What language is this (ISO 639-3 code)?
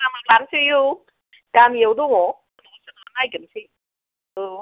brx